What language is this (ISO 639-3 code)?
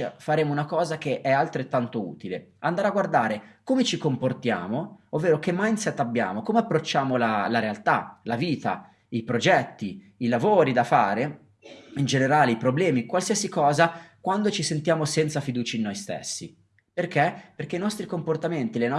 ita